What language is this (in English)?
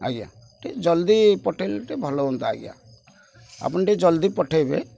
Odia